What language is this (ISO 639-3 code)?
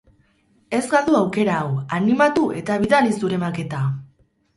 eus